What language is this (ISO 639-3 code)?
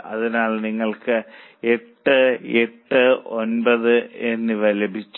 mal